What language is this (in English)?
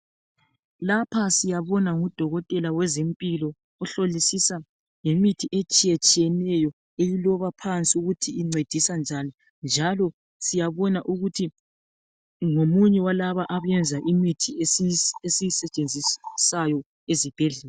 North Ndebele